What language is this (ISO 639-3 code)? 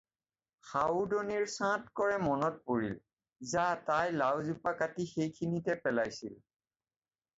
asm